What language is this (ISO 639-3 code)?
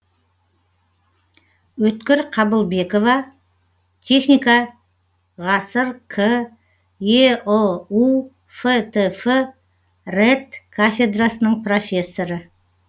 kaz